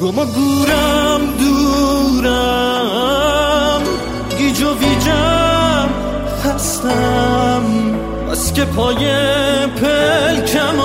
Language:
Persian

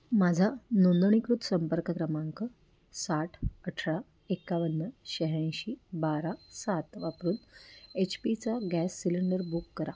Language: Marathi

